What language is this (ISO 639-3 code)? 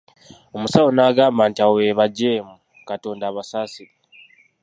lug